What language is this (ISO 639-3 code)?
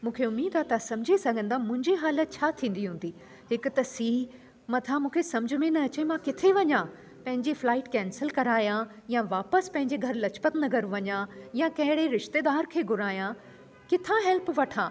snd